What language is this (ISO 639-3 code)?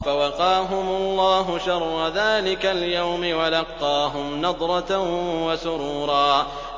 ara